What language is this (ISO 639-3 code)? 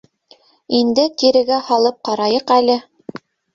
bak